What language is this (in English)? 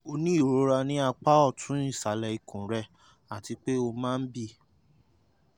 Yoruba